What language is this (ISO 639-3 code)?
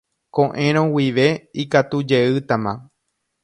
grn